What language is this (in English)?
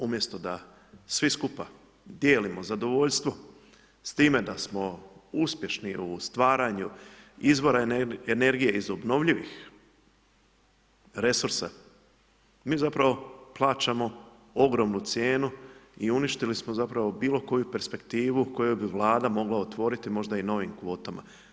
Croatian